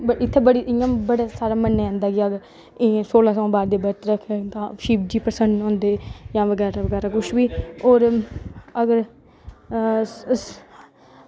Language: Dogri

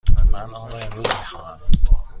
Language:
Persian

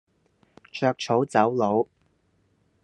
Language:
Cantonese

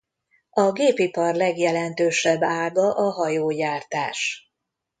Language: Hungarian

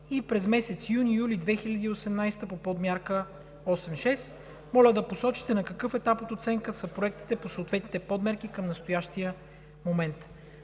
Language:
Bulgarian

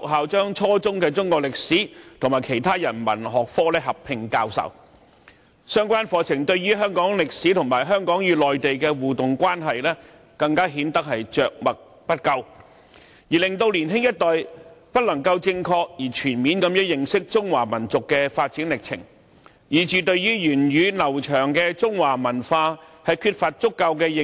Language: Cantonese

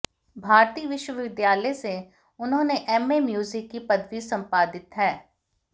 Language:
Hindi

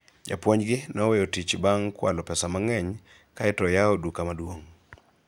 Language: Luo (Kenya and Tanzania)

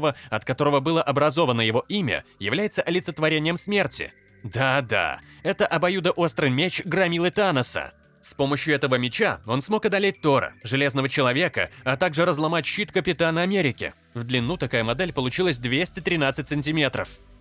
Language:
Russian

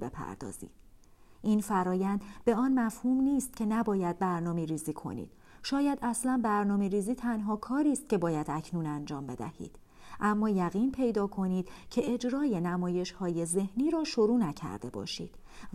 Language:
Persian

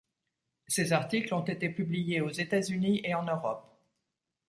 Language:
French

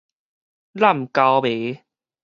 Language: Min Nan Chinese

